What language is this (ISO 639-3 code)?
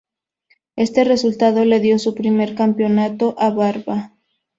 spa